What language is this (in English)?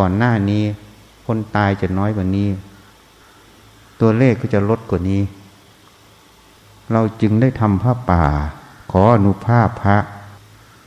Thai